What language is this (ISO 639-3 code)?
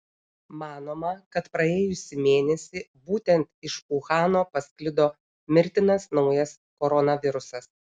lit